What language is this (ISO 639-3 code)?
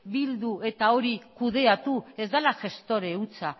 eus